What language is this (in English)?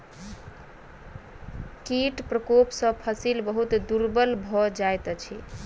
Maithili